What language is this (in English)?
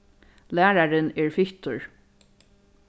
Faroese